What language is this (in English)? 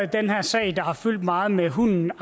Danish